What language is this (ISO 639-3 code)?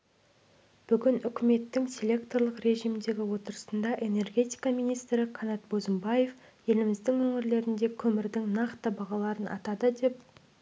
kaz